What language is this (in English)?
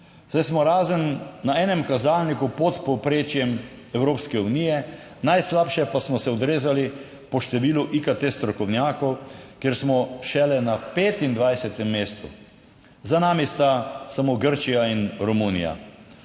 Slovenian